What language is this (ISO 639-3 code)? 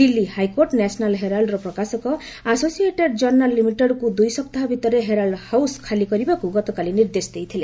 ori